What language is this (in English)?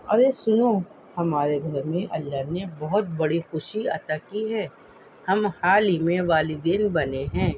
Urdu